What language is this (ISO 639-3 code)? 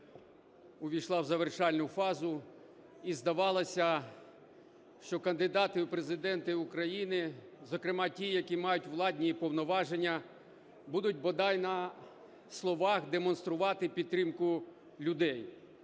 ukr